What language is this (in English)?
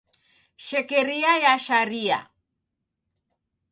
Taita